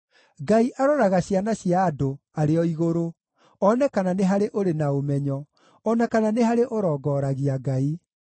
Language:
Kikuyu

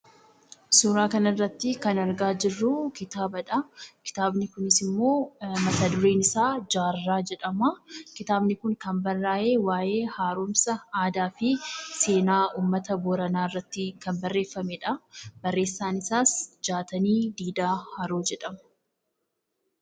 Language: Oromo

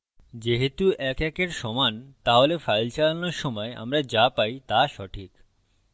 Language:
Bangla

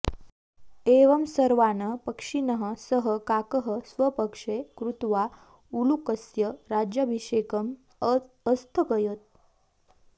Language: Sanskrit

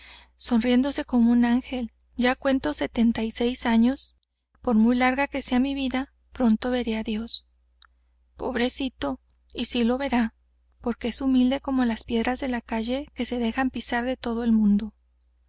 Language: Spanish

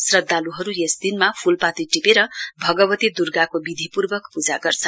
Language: Nepali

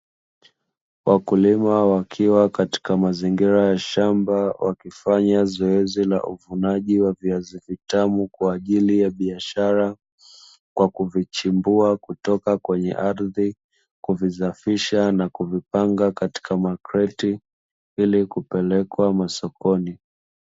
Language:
Swahili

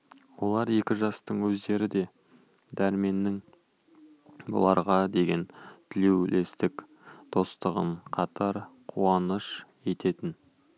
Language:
Kazakh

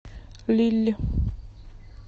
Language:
Russian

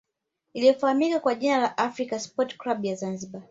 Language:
Swahili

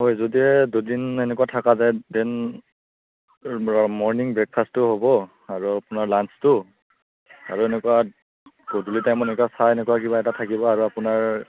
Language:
Assamese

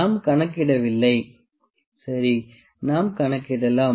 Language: Tamil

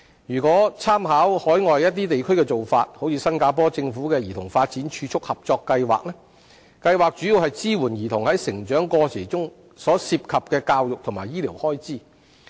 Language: Cantonese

